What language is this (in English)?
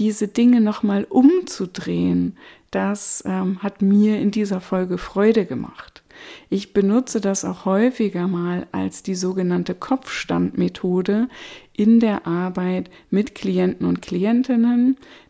German